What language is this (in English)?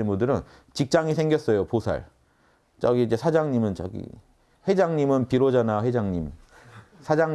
Korean